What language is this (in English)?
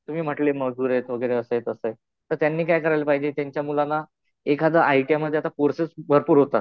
Marathi